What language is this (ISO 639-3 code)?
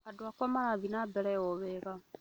kik